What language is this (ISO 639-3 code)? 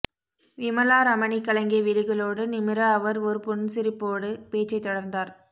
tam